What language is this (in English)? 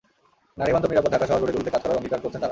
Bangla